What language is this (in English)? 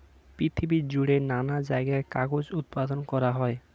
Bangla